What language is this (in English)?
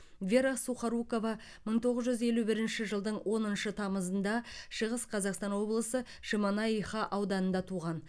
Kazakh